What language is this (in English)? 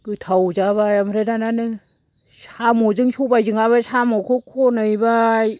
Bodo